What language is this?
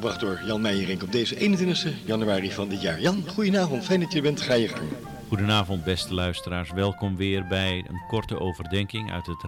Dutch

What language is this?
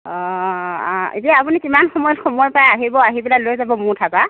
Assamese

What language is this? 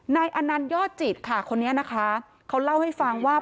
Thai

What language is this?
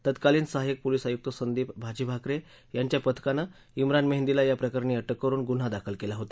Marathi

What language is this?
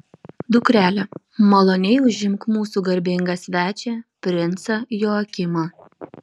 Lithuanian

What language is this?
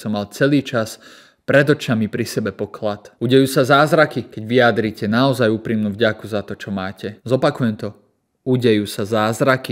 Slovak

